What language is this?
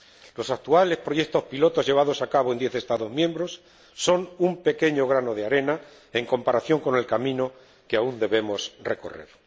Spanish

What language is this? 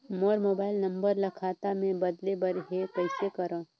Chhattisgarhi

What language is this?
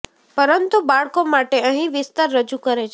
Gujarati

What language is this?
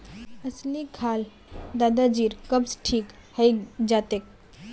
Magahi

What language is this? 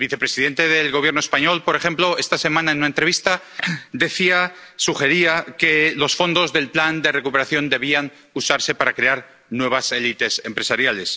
Spanish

